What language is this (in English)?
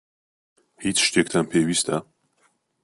Central Kurdish